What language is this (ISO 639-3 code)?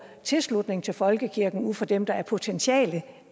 dan